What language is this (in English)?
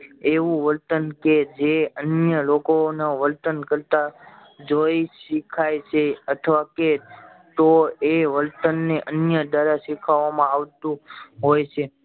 Gujarati